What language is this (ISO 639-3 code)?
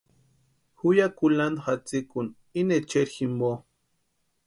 pua